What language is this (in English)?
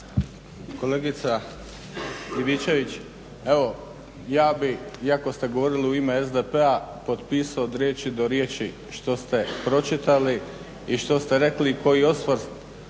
Croatian